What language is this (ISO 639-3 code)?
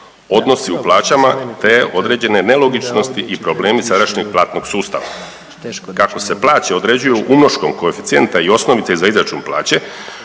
hrv